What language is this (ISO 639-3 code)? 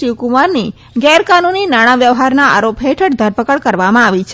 guj